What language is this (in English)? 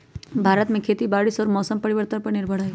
Magahi